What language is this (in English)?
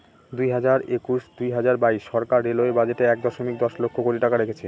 Bangla